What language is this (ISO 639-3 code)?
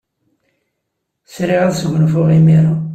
kab